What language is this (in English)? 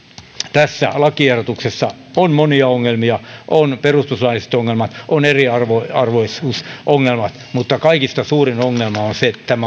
Finnish